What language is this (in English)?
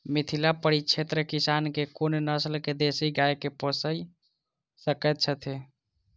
Maithili